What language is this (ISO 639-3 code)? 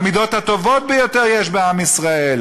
heb